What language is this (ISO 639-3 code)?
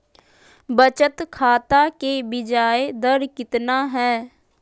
mag